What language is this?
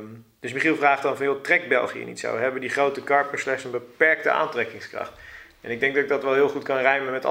Dutch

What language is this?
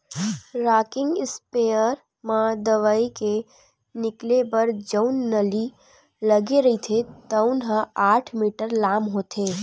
Chhattisgarhi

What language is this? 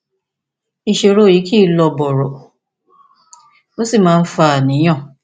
Yoruba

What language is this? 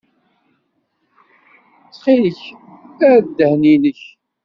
Kabyle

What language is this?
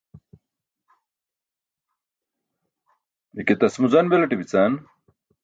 Burushaski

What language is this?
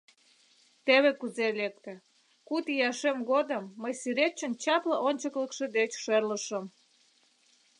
Mari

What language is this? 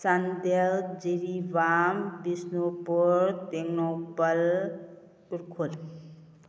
Manipuri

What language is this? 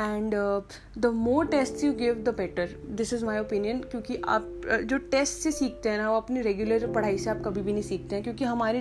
Hindi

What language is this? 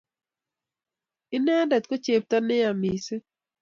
Kalenjin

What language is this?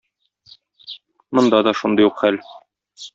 Tatar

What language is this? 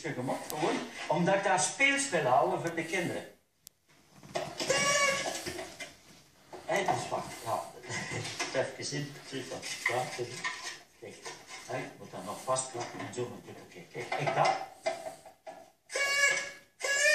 Dutch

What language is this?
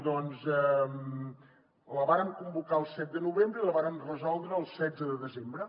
Catalan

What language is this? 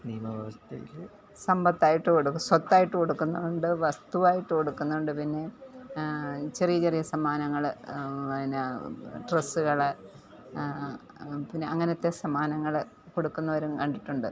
Malayalam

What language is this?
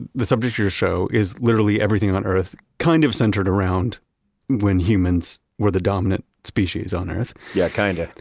English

